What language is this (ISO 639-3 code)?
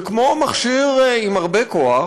heb